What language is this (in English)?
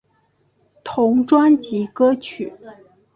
Chinese